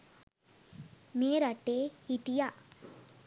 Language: Sinhala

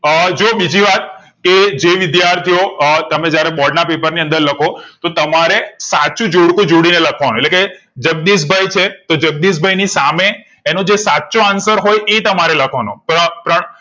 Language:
Gujarati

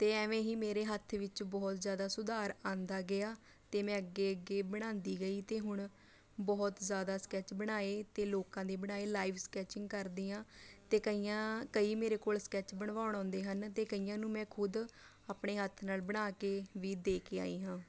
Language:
Punjabi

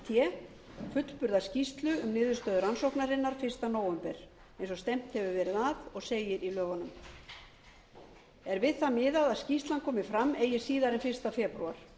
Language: Icelandic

